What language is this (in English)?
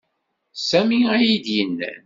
Kabyle